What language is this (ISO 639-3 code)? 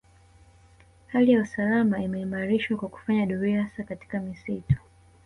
swa